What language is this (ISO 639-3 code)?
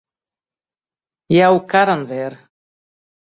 fry